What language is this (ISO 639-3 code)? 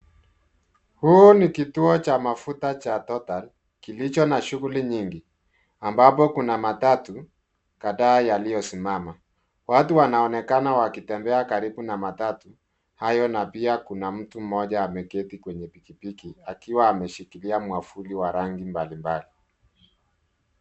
swa